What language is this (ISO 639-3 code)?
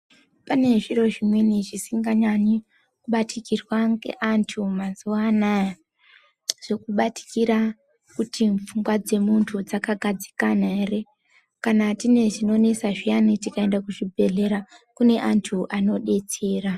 ndc